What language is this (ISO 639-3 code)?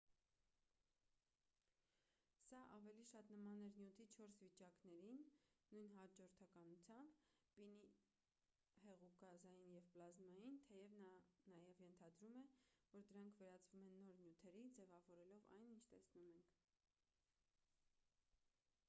hye